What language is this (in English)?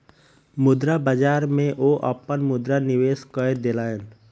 Maithili